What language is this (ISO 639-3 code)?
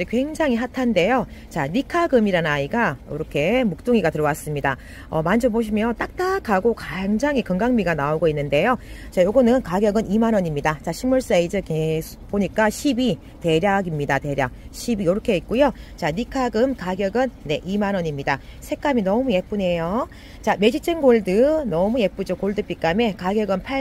kor